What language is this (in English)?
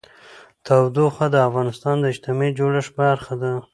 Pashto